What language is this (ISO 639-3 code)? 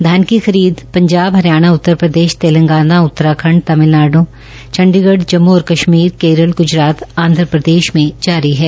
hin